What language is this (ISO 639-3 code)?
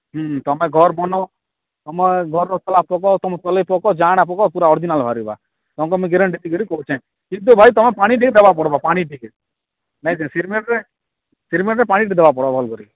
ori